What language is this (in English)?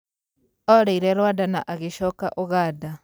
Kikuyu